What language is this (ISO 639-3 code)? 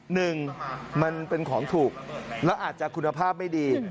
tha